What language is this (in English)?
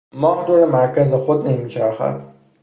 Persian